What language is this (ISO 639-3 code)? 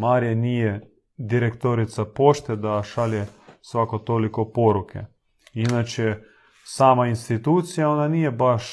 hrv